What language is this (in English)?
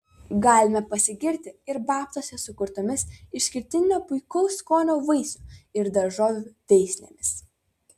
Lithuanian